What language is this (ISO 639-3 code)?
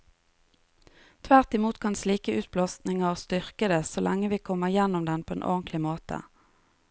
nor